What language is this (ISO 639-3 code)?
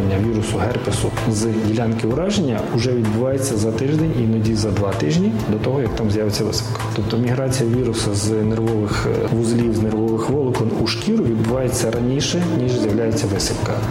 ukr